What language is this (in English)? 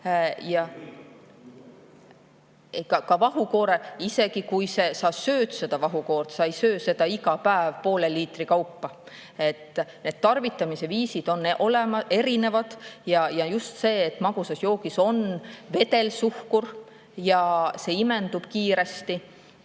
Estonian